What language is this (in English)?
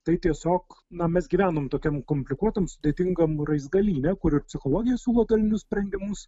Lithuanian